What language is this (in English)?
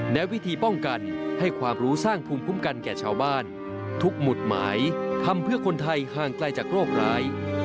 Thai